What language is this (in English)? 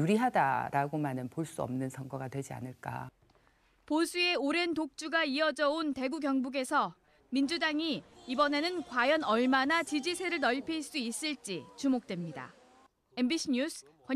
Korean